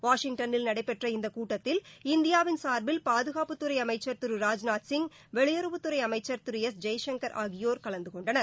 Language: Tamil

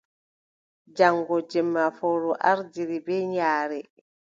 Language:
Adamawa Fulfulde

